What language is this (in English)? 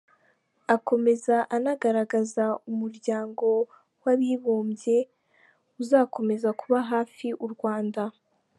Kinyarwanda